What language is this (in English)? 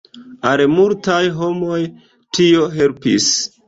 Esperanto